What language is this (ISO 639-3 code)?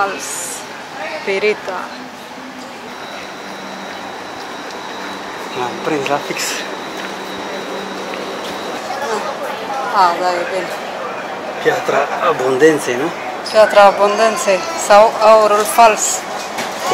ron